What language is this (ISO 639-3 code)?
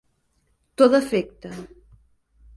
cat